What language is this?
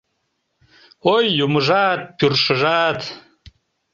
Mari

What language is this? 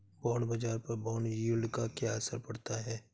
Hindi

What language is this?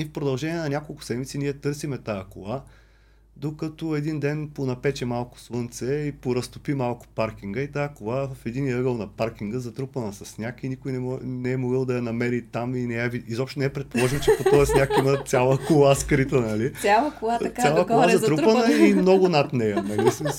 Bulgarian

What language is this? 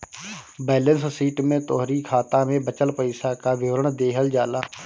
Bhojpuri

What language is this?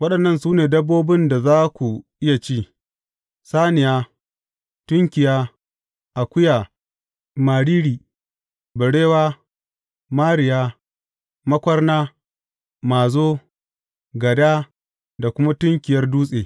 Hausa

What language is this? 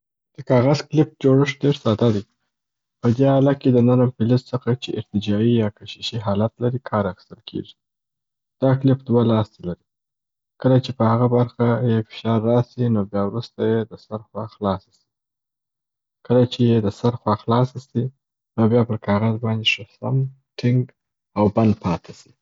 Southern Pashto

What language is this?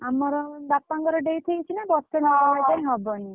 Odia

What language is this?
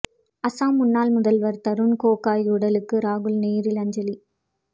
Tamil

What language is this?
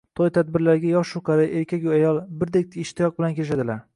Uzbek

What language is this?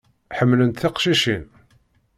Kabyle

